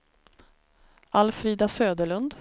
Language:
Swedish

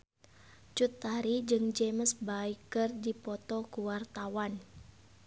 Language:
Sundanese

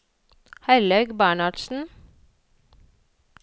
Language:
Norwegian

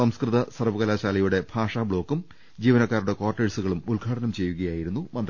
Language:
Malayalam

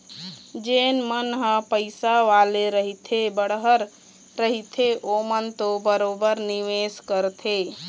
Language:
Chhattisgarhi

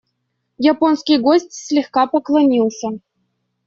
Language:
Russian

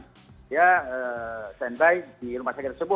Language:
Indonesian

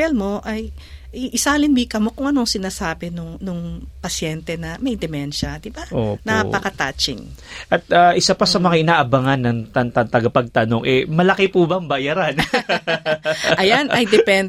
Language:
Filipino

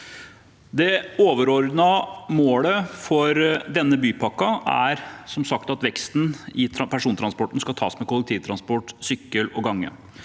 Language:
Norwegian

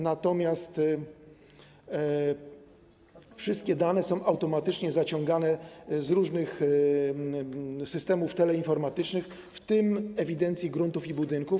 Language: Polish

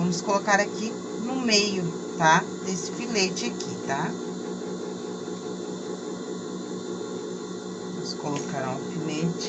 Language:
Portuguese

